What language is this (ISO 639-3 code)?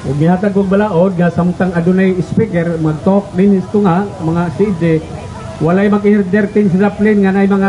fil